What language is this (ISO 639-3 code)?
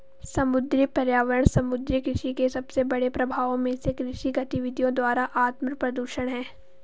hin